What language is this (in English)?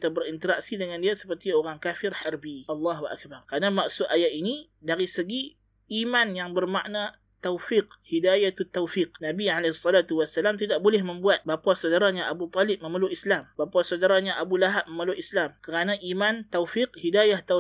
Malay